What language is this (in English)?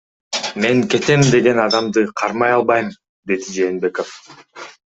Kyrgyz